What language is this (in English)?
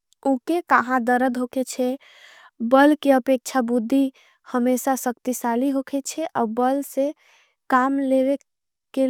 Angika